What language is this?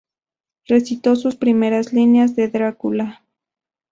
Spanish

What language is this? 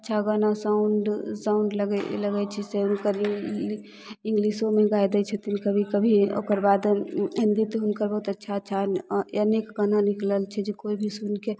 Maithili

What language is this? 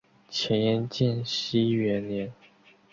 Chinese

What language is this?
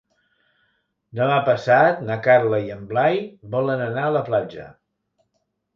Catalan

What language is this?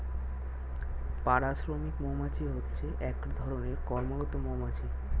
Bangla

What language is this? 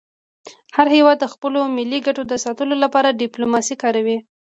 Pashto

